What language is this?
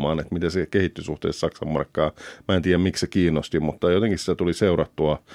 Finnish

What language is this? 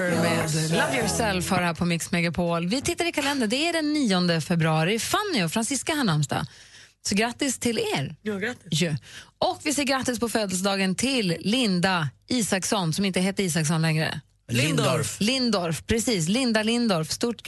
Swedish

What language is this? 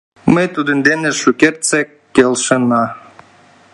Mari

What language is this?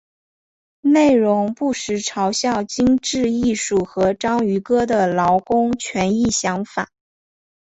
Chinese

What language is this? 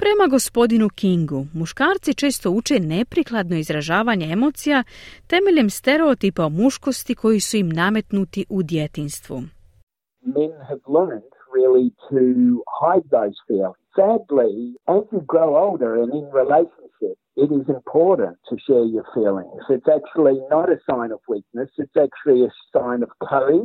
Croatian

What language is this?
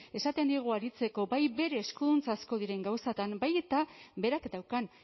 Basque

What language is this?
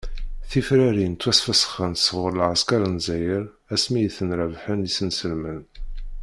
Kabyle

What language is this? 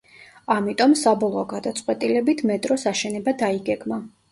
Georgian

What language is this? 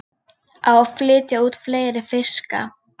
Icelandic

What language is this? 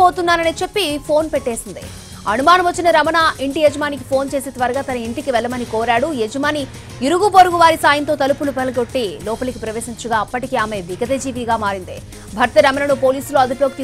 Telugu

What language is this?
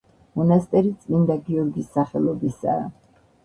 Georgian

